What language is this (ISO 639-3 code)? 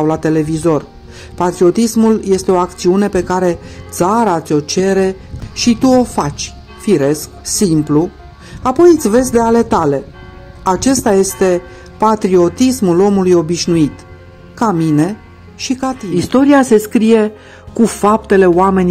ron